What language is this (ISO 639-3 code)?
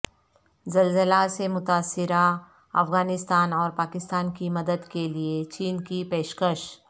urd